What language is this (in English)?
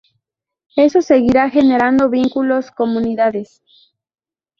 Spanish